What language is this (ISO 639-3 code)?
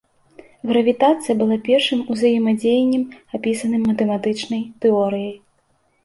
bel